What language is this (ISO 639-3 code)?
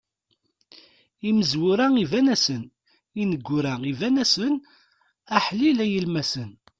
kab